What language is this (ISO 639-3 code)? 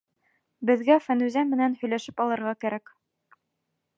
bak